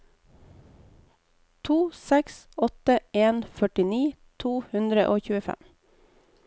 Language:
Norwegian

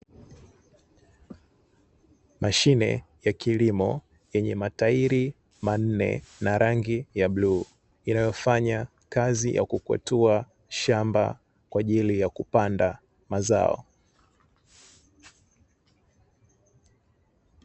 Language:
Swahili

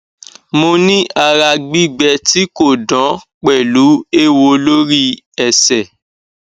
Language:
Yoruba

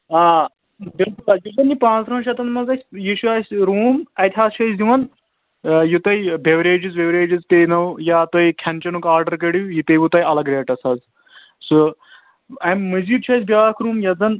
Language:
Kashmiri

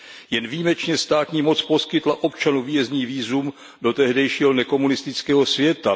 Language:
Czech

